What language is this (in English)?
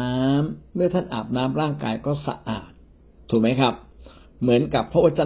Thai